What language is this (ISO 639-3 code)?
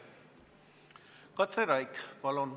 est